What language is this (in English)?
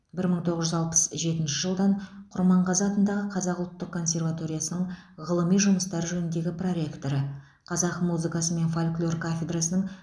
Kazakh